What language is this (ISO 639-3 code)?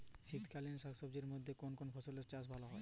ben